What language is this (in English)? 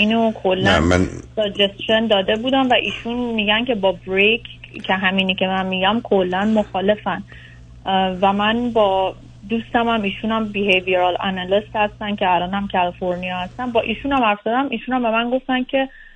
Persian